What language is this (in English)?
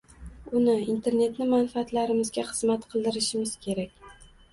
Uzbek